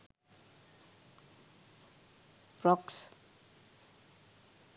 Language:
Sinhala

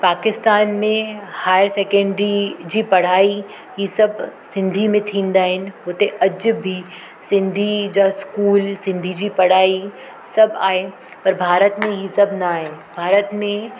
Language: Sindhi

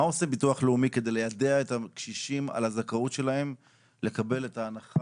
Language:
Hebrew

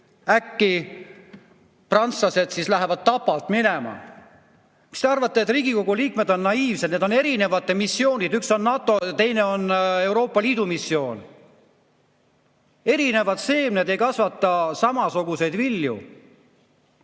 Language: Estonian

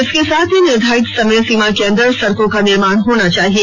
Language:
Hindi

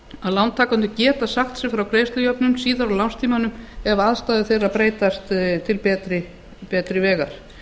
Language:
Icelandic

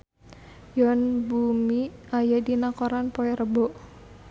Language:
Sundanese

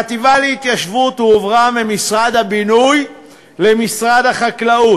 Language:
Hebrew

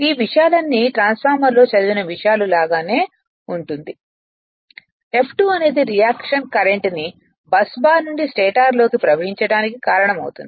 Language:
Telugu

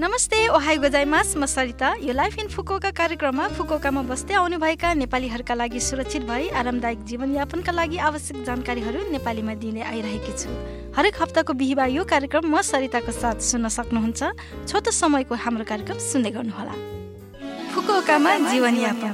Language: Japanese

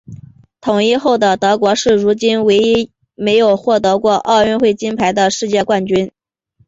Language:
Chinese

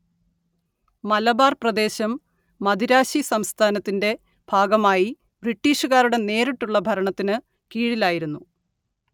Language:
Malayalam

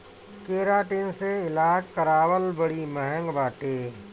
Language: Bhojpuri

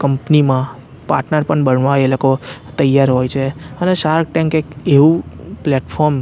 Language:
Gujarati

